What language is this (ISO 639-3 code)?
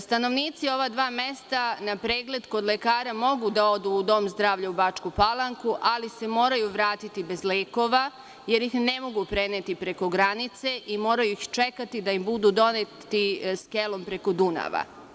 srp